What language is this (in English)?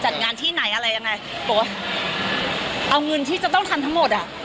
Thai